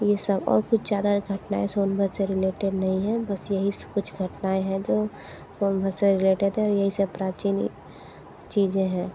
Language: Hindi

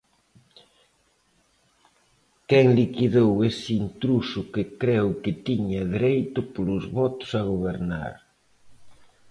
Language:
Galician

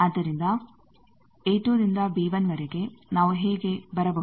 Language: Kannada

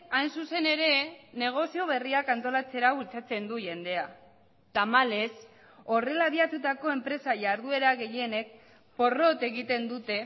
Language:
Basque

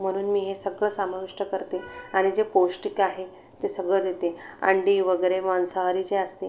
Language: Marathi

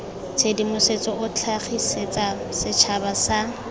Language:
Tswana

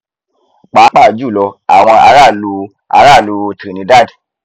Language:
Yoruba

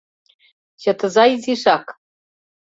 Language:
Mari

